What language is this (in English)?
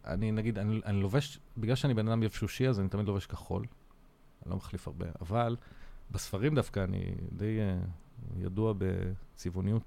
Hebrew